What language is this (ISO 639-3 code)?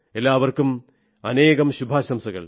mal